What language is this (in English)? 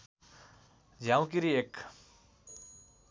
Nepali